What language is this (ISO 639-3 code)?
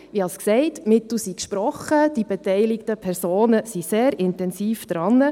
gsw